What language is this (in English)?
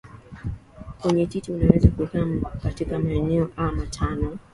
Swahili